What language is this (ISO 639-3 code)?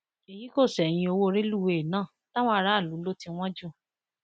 yor